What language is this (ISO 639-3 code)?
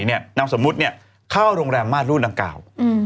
tha